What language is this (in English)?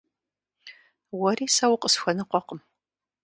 Kabardian